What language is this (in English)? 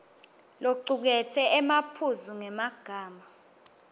Swati